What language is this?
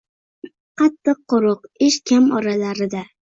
Uzbek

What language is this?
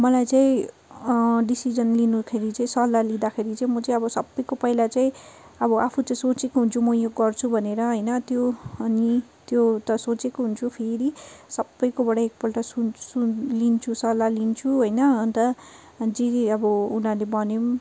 Nepali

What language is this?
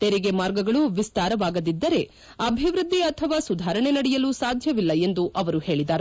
Kannada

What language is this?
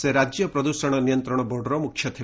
Odia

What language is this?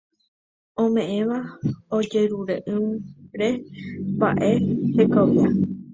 Guarani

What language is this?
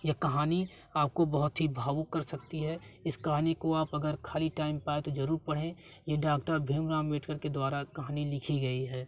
Hindi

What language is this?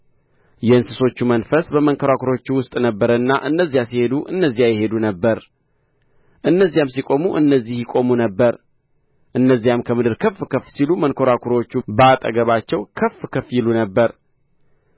Amharic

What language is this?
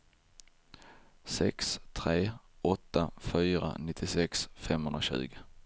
Swedish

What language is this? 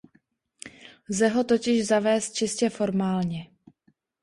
Czech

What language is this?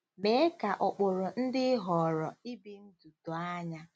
Igbo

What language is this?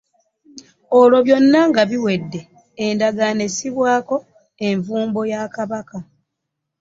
Ganda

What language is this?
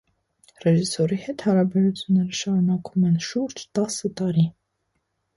Armenian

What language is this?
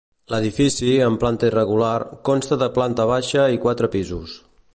Catalan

